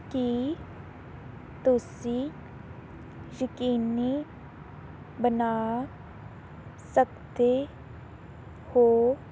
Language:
Punjabi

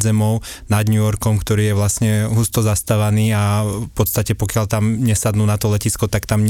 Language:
Slovak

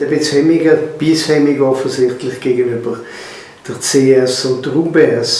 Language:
German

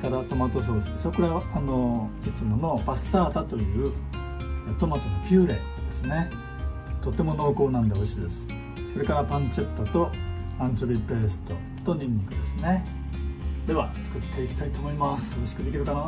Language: Japanese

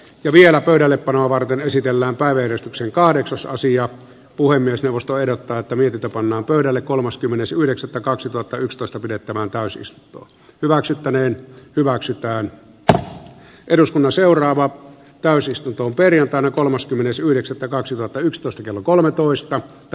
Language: Finnish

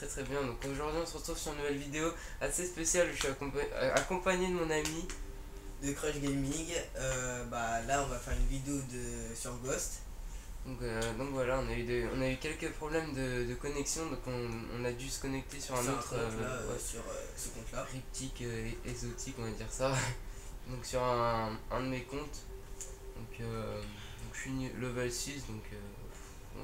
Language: French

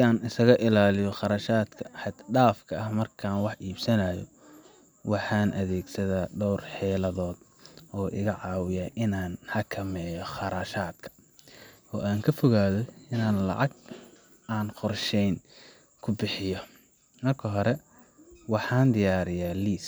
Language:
Somali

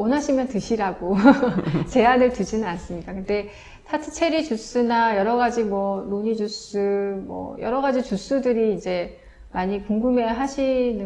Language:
Korean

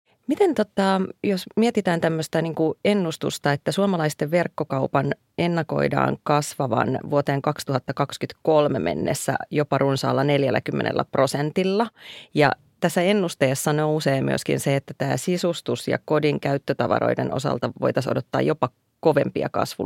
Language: Finnish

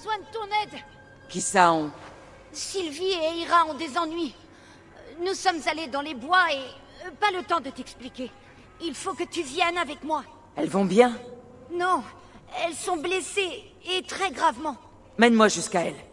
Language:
French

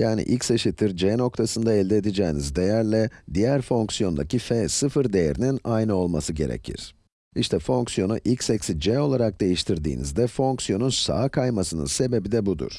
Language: Turkish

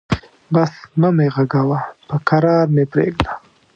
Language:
Pashto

